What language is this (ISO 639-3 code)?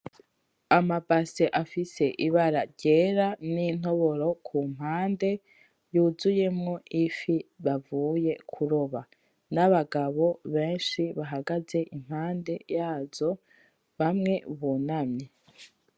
run